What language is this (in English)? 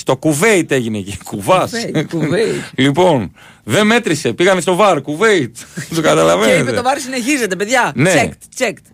Greek